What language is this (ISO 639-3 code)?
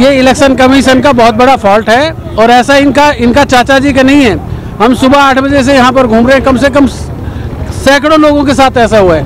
hin